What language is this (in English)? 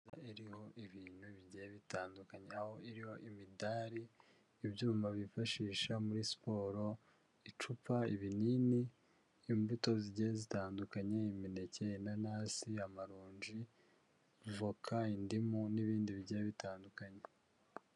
Kinyarwanda